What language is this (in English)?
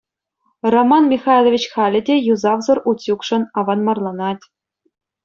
Chuvash